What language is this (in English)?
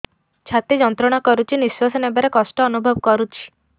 Odia